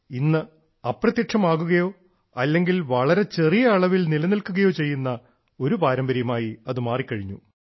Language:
Malayalam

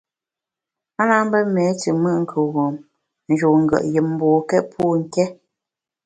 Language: Bamun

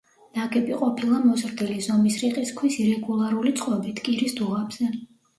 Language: Georgian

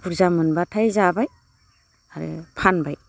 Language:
Bodo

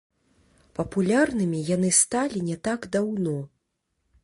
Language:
Belarusian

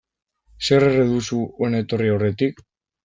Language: Basque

